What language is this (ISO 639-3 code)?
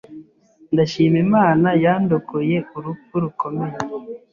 kin